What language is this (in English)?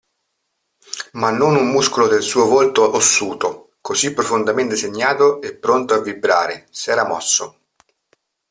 Italian